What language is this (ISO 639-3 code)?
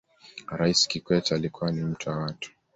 swa